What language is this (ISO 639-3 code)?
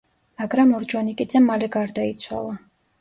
kat